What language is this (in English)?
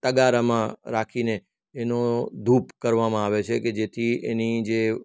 Gujarati